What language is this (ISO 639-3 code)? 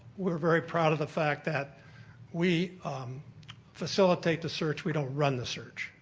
eng